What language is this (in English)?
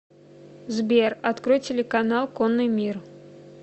Russian